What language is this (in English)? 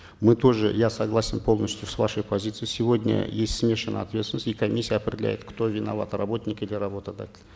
Kazakh